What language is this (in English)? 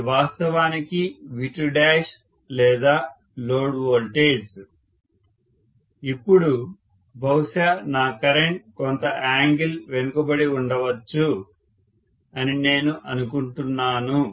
Telugu